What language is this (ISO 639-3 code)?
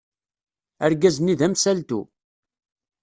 kab